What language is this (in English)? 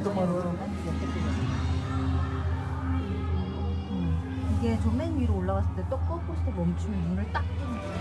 Korean